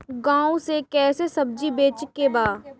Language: Bhojpuri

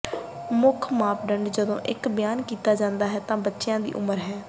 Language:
Punjabi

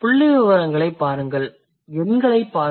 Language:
Tamil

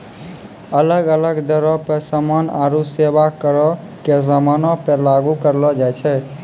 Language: Maithili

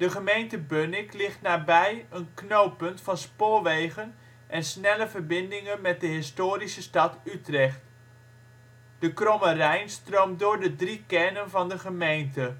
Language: Dutch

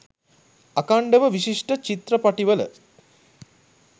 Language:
Sinhala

